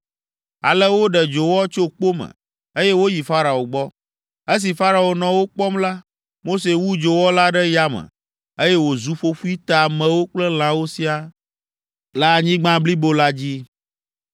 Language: Ewe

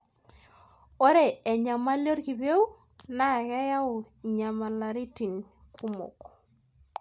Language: Masai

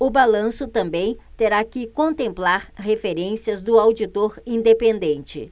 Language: Portuguese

